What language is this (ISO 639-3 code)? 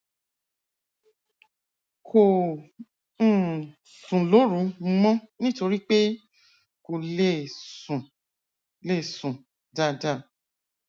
yor